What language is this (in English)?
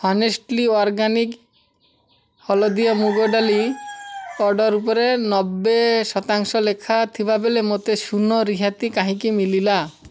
Odia